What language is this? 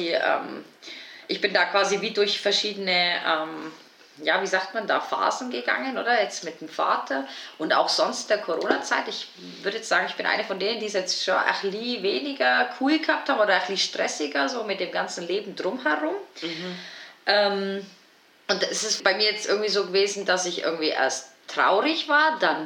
German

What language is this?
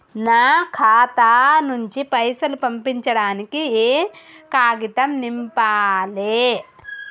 Telugu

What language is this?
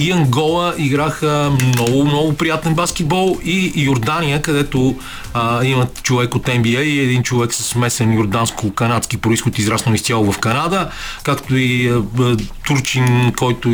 Bulgarian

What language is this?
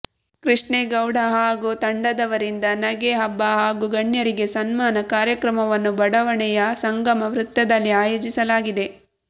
Kannada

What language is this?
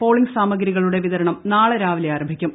Malayalam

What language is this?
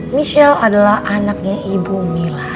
Indonesian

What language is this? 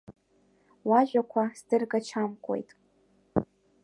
Abkhazian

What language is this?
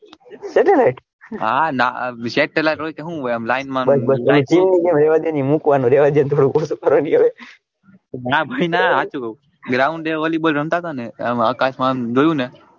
Gujarati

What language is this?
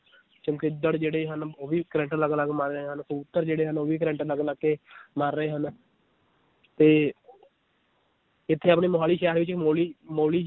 Punjabi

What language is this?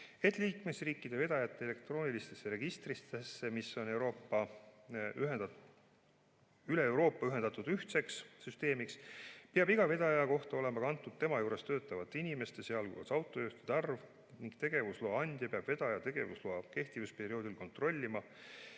Estonian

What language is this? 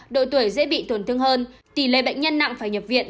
Vietnamese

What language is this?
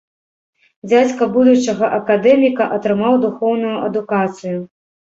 Belarusian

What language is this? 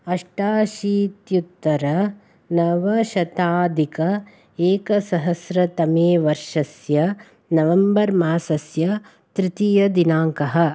Sanskrit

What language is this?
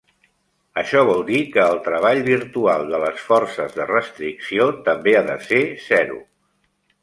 Catalan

